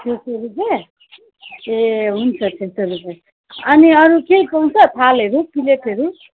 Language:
Nepali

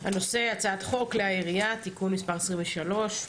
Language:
Hebrew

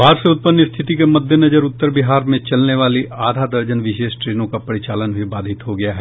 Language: Hindi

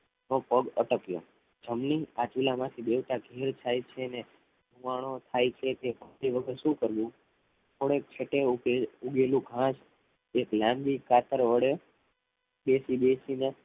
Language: Gujarati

